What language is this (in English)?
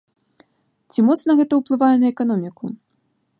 Belarusian